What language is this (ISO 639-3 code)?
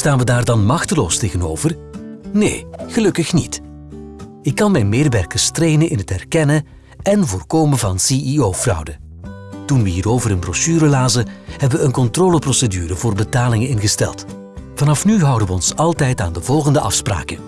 nld